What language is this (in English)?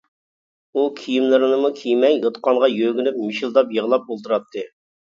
Uyghur